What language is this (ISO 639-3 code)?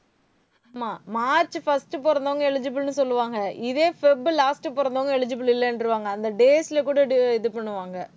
tam